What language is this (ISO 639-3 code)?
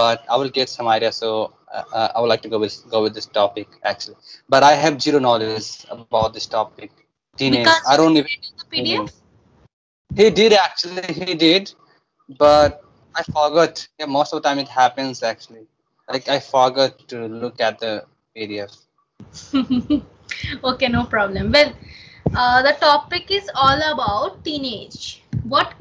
eng